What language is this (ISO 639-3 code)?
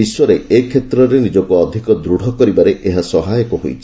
ori